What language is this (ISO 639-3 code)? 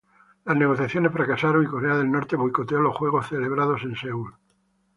spa